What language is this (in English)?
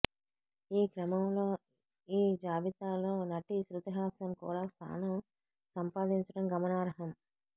Telugu